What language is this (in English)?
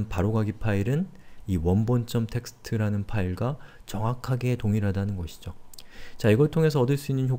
Korean